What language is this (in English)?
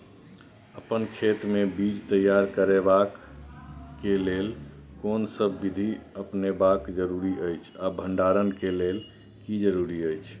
Maithili